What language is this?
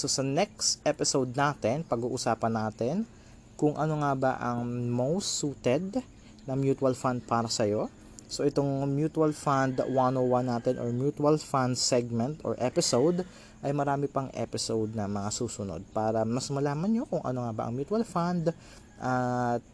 Filipino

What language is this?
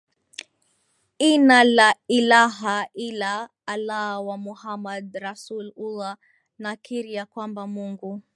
Swahili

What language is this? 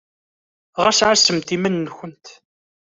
Kabyle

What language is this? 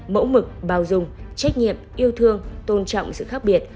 Vietnamese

